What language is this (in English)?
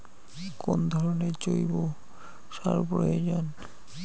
Bangla